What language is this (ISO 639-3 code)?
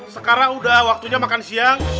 ind